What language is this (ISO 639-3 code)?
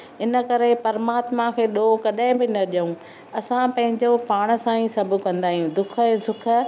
snd